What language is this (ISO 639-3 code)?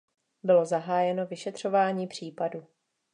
ces